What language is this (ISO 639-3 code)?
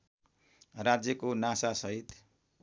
nep